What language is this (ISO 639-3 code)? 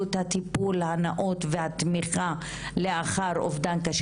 heb